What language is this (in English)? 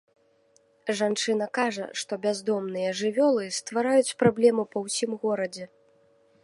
Belarusian